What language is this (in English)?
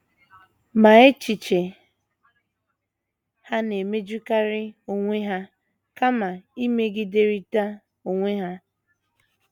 Igbo